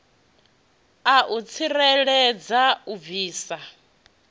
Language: Venda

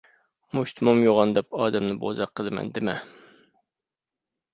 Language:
Uyghur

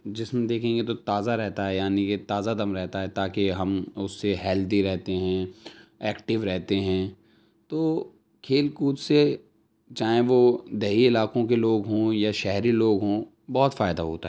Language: Urdu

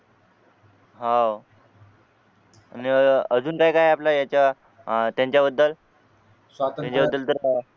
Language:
Marathi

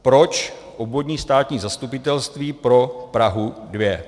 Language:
Czech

